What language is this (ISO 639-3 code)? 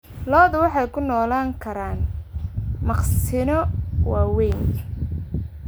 som